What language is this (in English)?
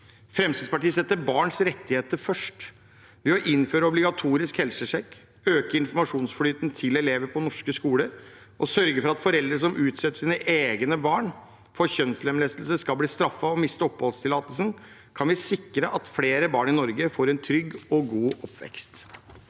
Norwegian